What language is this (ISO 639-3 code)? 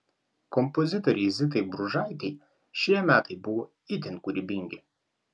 lit